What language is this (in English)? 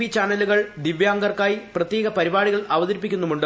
Malayalam